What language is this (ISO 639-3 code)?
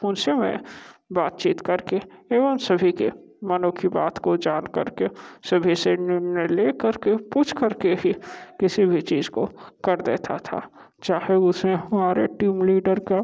hin